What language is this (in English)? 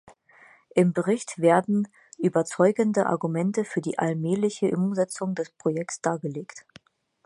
German